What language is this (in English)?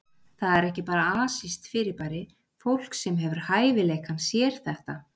Icelandic